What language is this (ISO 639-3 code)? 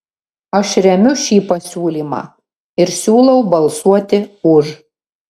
lit